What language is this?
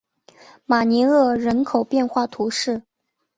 Chinese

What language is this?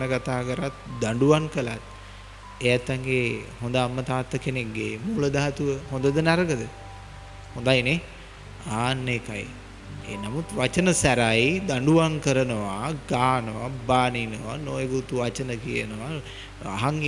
Sinhala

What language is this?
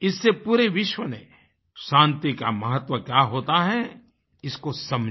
Hindi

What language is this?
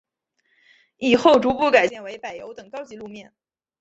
Chinese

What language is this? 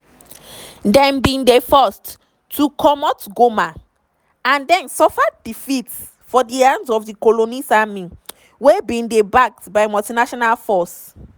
Nigerian Pidgin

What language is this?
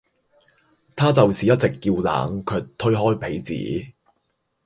Cantonese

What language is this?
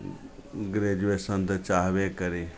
Maithili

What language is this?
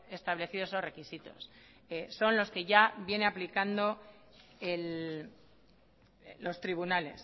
Spanish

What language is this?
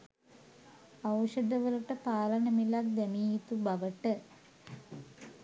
Sinhala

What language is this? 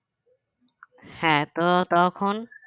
Bangla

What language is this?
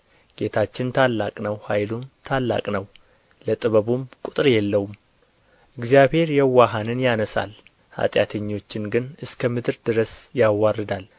Amharic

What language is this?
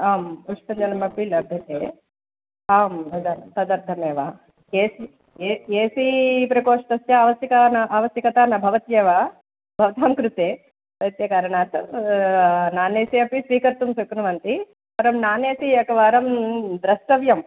Sanskrit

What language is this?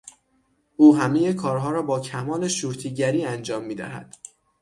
Persian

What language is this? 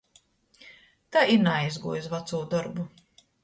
Latgalian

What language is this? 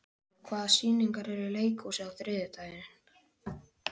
Icelandic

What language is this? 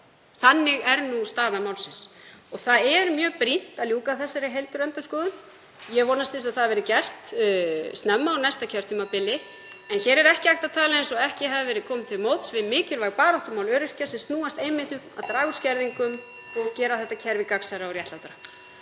Icelandic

